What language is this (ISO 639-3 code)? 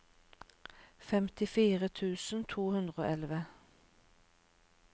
nor